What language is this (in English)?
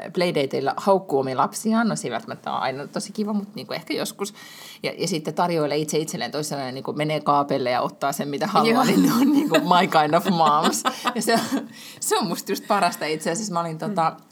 Finnish